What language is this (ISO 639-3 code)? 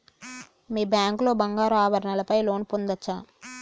tel